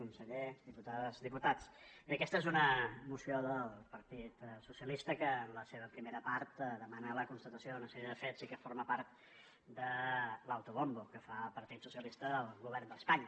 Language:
Catalan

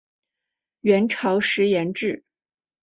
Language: Chinese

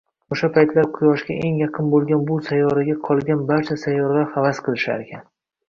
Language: Uzbek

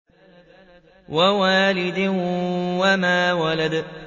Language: Arabic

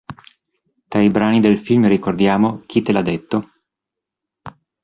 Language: Italian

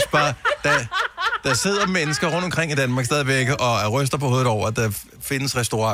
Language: Danish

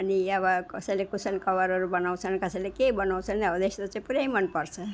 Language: Nepali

